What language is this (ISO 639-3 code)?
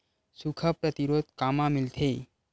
hne